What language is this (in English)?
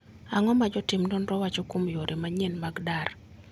Luo (Kenya and Tanzania)